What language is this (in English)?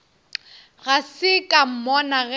Northern Sotho